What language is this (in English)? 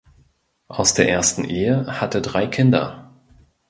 German